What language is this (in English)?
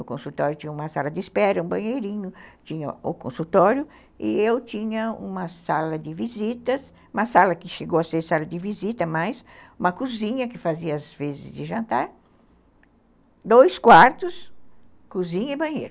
Portuguese